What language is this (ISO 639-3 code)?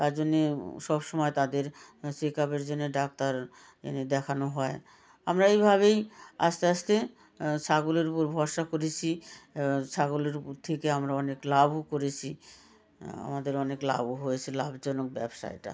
ben